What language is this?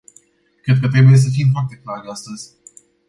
Romanian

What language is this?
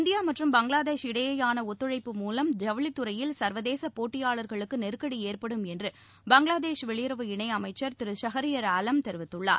Tamil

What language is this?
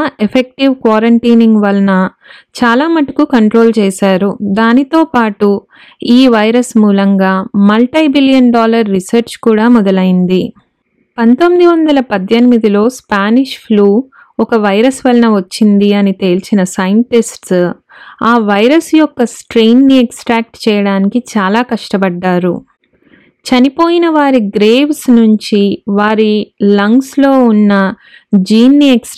Telugu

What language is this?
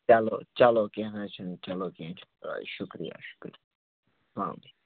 Kashmiri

